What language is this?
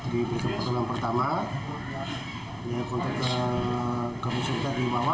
Indonesian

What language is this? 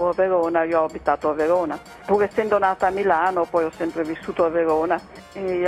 Italian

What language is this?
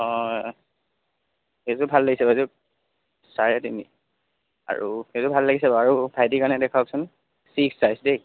Assamese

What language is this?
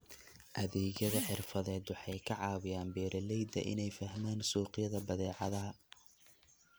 Somali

